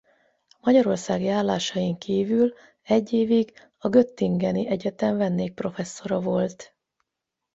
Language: Hungarian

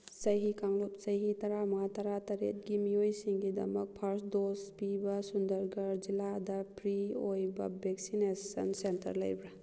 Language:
Manipuri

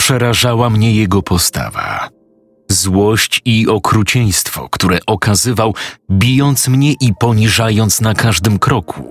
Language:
Polish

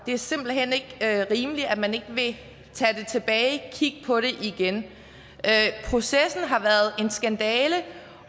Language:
Danish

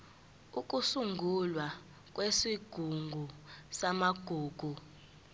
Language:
Zulu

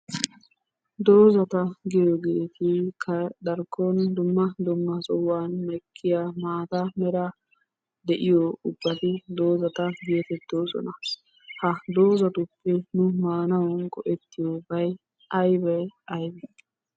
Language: Wolaytta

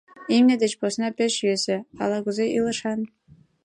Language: Mari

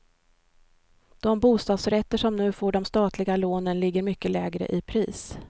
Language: Swedish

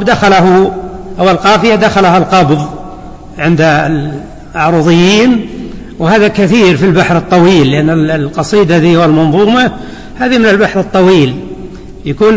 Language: Arabic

